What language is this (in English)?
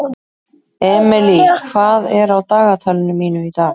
Icelandic